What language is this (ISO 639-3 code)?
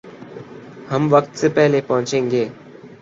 urd